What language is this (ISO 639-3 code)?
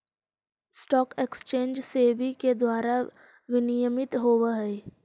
mag